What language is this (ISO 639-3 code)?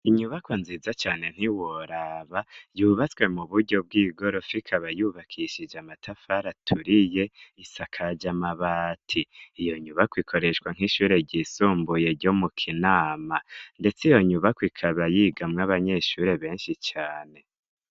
run